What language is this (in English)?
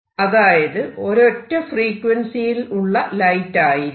Malayalam